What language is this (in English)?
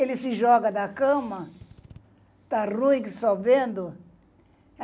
Portuguese